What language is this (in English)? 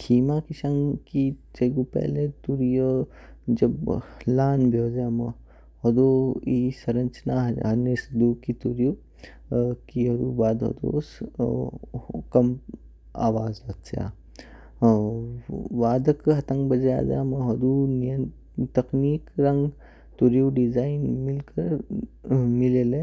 Kinnauri